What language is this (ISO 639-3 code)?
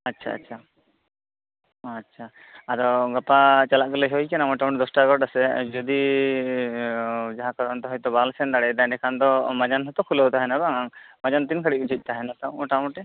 sat